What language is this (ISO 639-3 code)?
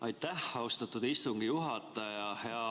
est